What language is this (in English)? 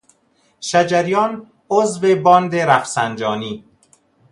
Persian